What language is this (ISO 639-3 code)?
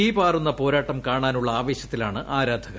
mal